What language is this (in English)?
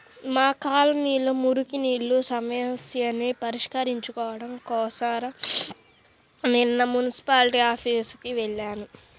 Telugu